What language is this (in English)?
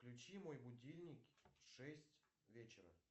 Russian